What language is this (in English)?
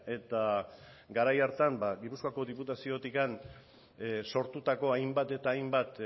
Basque